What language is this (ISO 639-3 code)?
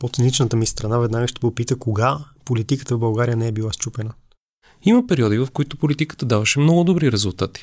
bul